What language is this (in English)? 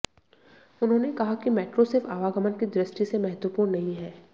Hindi